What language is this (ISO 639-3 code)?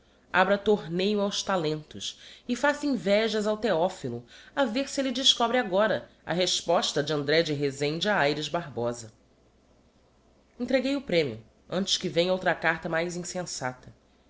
por